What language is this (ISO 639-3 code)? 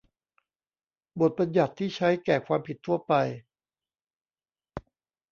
tha